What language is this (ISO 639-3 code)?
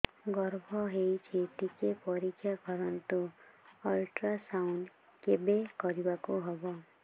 ori